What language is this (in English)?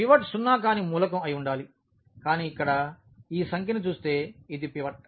Telugu